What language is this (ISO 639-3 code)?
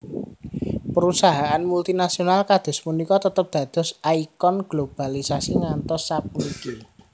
jav